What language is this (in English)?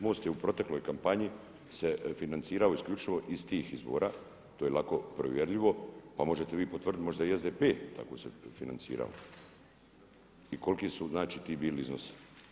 Croatian